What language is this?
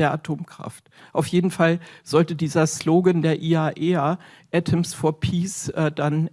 German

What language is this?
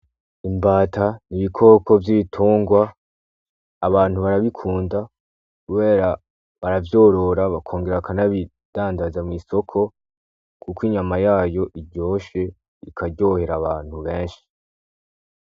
Rundi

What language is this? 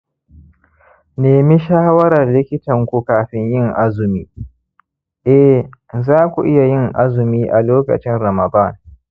Hausa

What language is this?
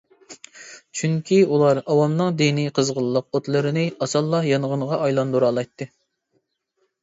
Uyghur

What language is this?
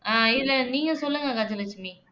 Tamil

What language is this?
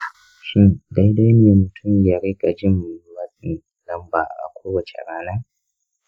Hausa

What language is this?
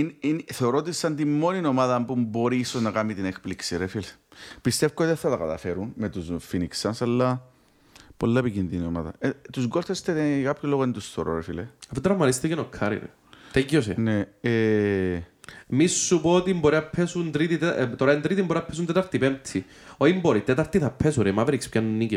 Greek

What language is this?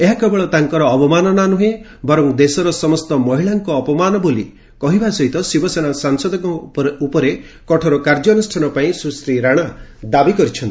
Odia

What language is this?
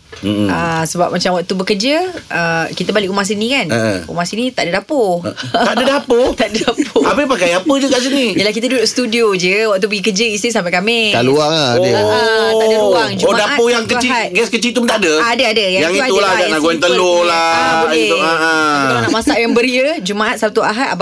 Malay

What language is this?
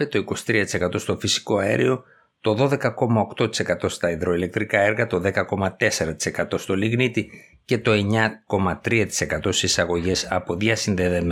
Greek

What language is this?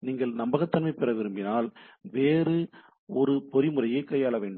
Tamil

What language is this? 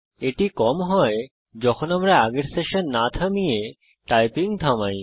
Bangla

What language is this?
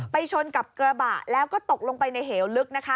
Thai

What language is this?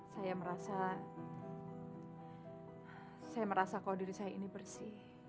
Indonesian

